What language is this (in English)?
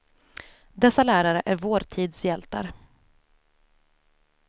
Swedish